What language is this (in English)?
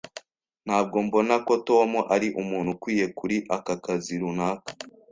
Kinyarwanda